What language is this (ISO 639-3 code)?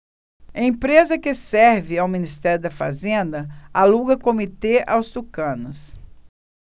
por